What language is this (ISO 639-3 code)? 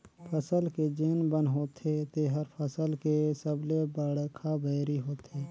hne